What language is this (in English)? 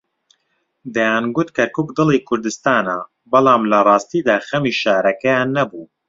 Central Kurdish